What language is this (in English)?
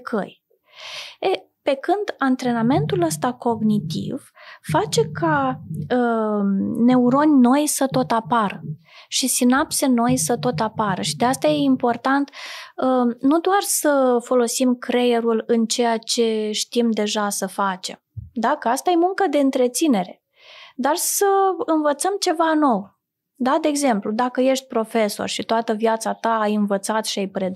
Romanian